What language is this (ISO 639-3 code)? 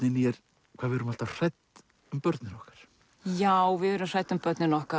isl